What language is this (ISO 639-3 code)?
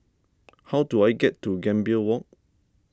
eng